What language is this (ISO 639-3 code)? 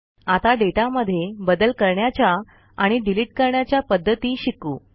mar